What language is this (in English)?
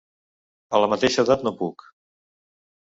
Catalan